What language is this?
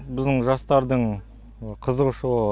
Kazakh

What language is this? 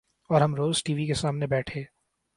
Urdu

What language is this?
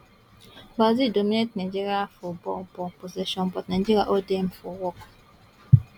Nigerian Pidgin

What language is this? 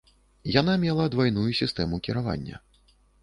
Belarusian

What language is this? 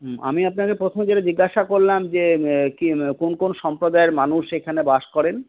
Bangla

